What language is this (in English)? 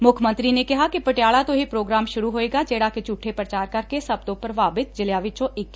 Punjabi